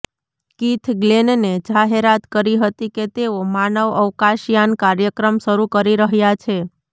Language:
Gujarati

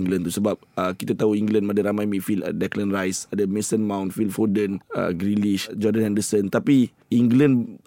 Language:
Malay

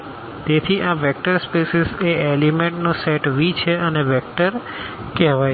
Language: Gujarati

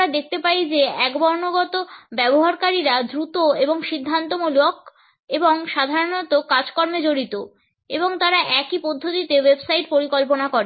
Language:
Bangla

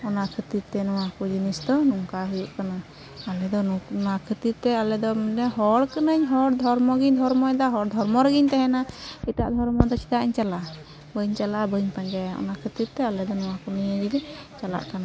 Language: Santali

